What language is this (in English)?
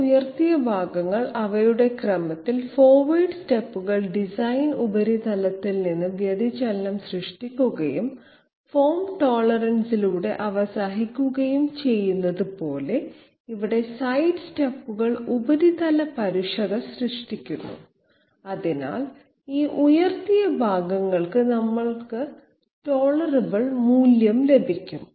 Malayalam